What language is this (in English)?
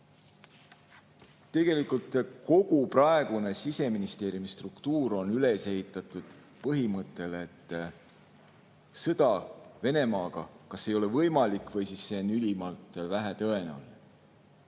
Estonian